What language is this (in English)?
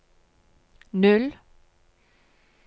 Norwegian